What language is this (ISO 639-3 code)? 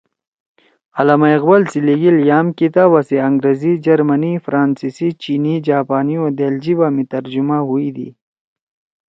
trw